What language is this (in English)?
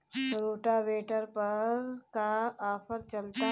Bhojpuri